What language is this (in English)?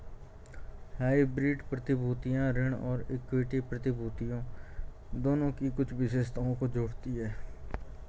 Hindi